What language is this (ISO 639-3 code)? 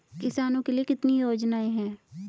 hin